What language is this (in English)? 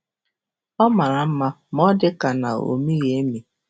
Igbo